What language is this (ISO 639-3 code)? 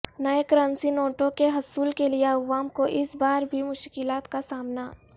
urd